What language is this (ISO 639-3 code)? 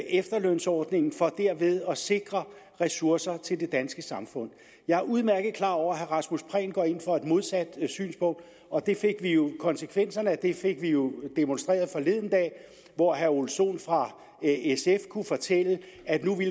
dan